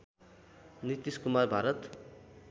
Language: Nepali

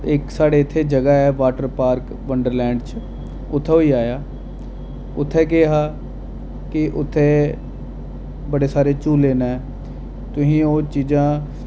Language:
Dogri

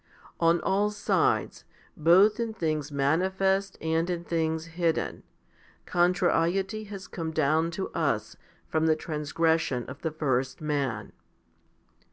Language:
English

